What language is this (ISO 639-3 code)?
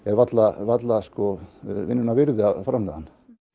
isl